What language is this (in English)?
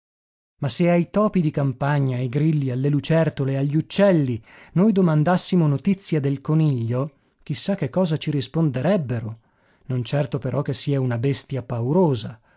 Italian